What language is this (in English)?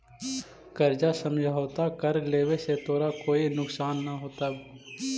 Magahi